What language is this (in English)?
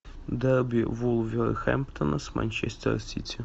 Russian